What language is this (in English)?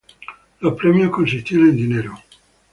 Spanish